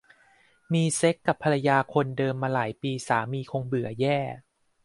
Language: Thai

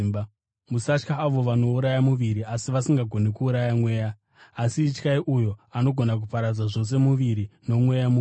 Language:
Shona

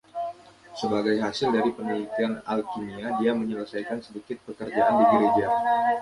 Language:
Indonesian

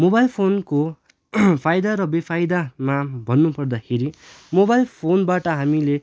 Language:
Nepali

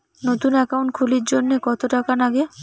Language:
Bangla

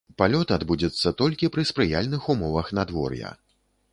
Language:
Belarusian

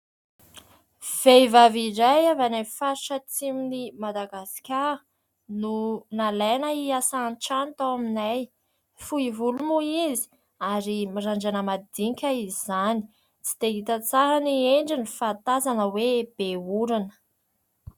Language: Malagasy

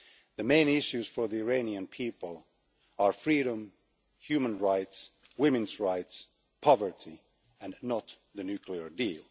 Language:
English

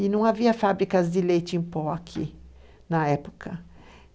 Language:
Portuguese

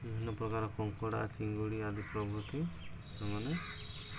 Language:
Odia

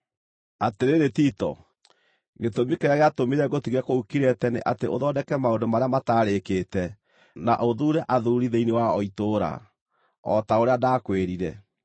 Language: Kikuyu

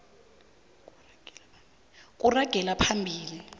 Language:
South Ndebele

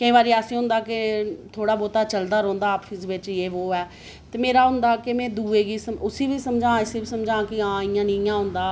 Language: Dogri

